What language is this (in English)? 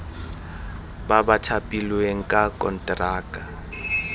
Tswana